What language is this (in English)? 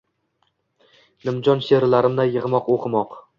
Uzbek